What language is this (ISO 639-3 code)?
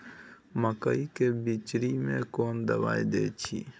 mai